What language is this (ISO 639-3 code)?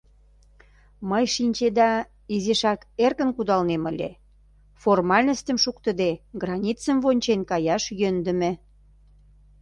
chm